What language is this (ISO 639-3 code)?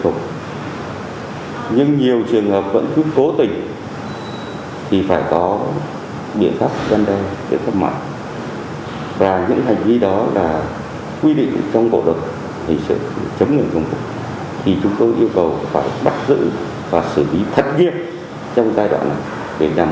vie